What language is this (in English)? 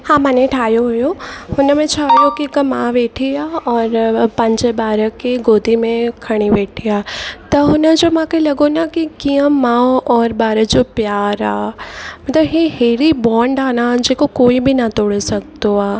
Sindhi